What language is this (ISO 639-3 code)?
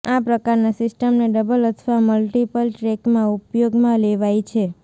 guj